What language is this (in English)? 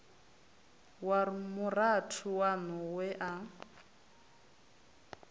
Venda